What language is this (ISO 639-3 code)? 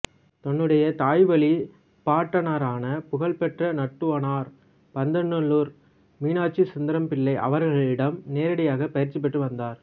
tam